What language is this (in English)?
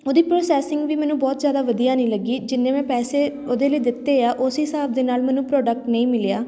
Punjabi